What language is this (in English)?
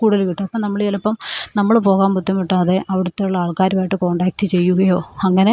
Malayalam